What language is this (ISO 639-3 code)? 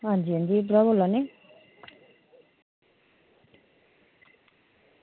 doi